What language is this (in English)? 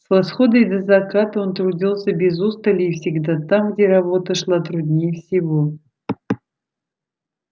Russian